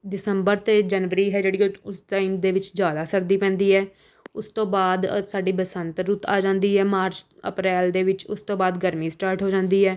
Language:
Punjabi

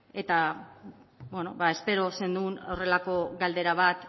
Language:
Basque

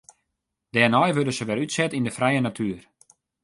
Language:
Western Frisian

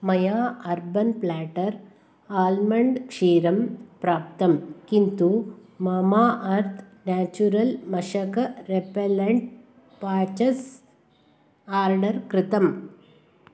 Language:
Sanskrit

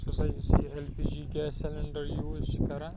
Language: Kashmiri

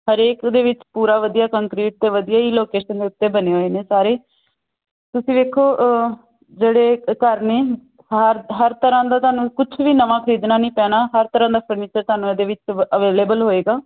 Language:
Punjabi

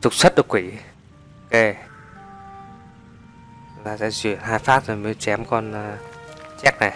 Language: Vietnamese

